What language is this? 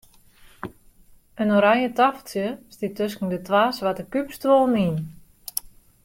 Western Frisian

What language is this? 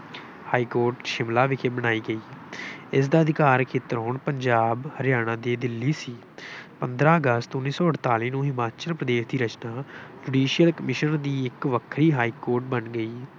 Punjabi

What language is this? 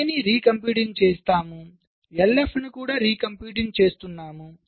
Telugu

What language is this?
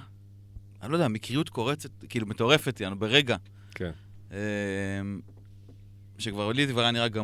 Hebrew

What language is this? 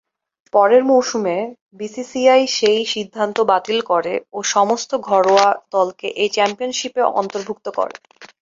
Bangla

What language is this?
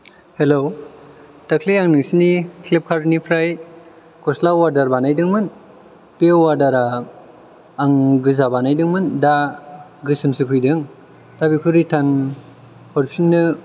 Bodo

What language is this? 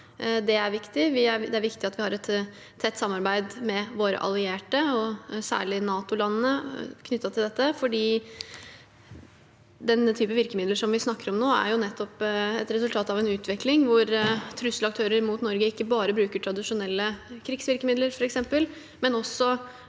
Norwegian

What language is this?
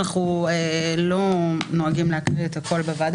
Hebrew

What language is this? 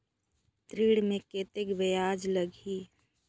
Chhattisgarhi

